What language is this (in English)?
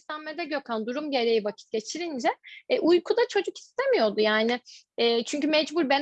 Turkish